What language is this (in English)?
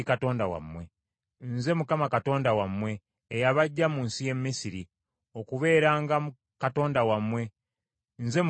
Ganda